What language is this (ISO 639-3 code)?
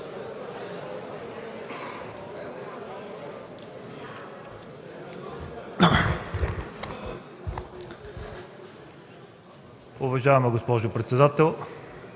bul